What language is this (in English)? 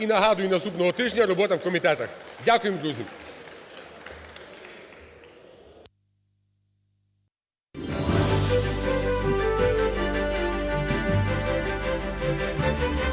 Ukrainian